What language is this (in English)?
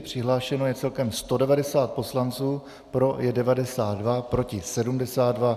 Czech